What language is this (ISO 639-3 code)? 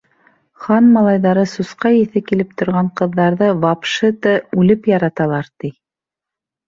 bak